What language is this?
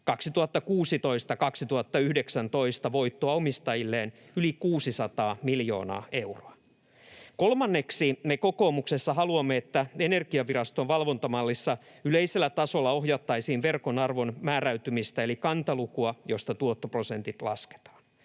Finnish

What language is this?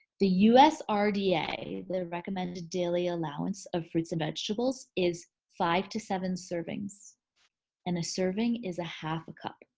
English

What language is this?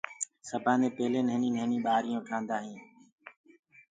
Gurgula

